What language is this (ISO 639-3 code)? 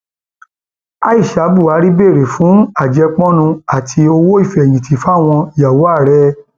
yor